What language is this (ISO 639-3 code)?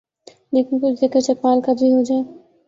urd